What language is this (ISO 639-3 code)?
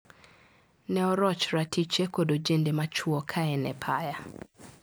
luo